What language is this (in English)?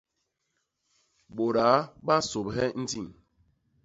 Basaa